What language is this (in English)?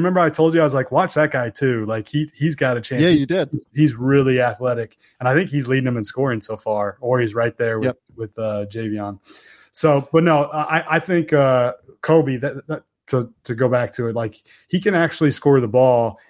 English